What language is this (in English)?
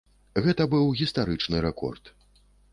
Belarusian